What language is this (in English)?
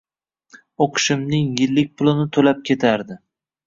Uzbek